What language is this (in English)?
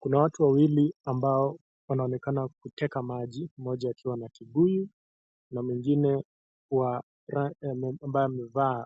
Swahili